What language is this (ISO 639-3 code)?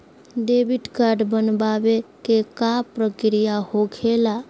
mag